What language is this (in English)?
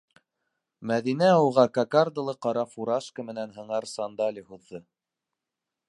Bashkir